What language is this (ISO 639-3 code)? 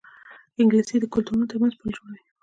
pus